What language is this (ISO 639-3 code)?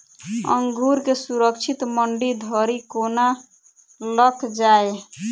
mai